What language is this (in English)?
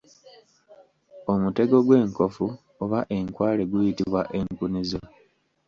Ganda